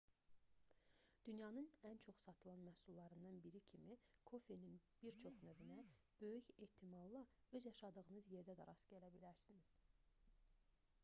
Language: Azerbaijani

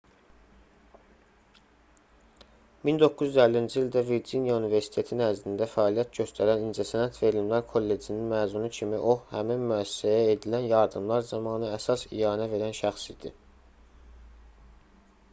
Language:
Azerbaijani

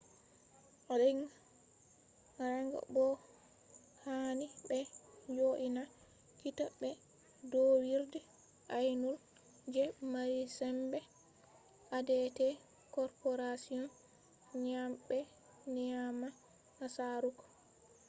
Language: Fula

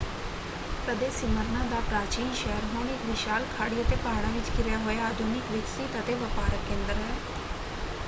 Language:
Punjabi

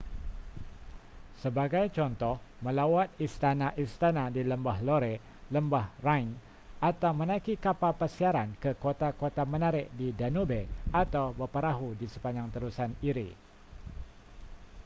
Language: Malay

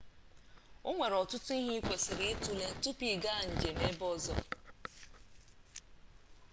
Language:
Igbo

